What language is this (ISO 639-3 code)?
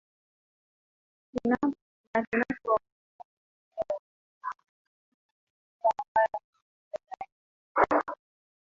swa